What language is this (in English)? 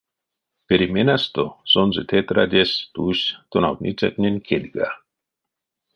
Erzya